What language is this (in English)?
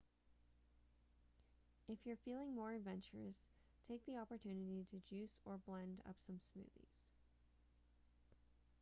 English